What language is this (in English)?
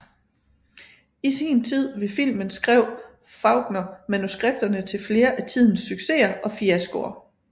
Danish